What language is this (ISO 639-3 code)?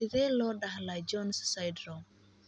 som